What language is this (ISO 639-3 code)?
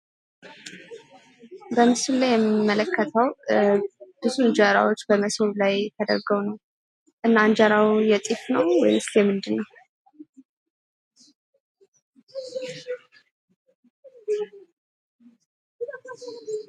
amh